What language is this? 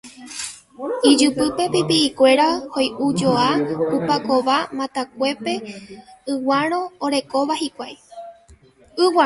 Guarani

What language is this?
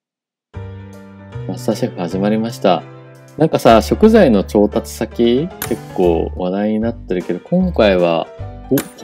Japanese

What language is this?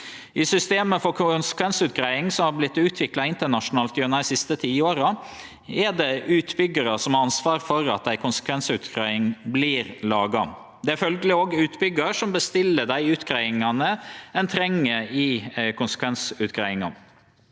Norwegian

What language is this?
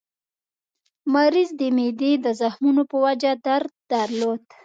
Pashto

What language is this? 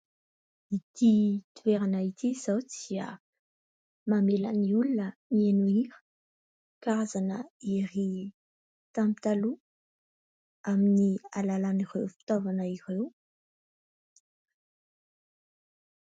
Malagasy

